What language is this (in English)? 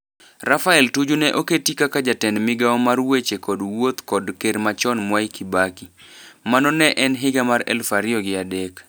Luo (Kenya and Tanzania)